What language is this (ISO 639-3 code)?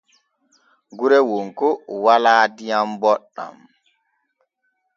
fue